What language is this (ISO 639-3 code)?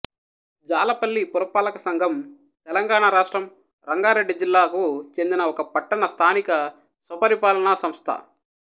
tel